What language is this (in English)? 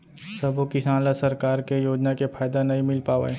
Chhattisgarhi